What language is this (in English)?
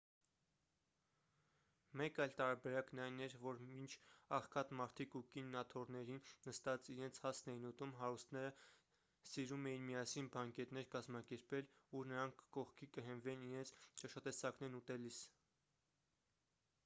Armenian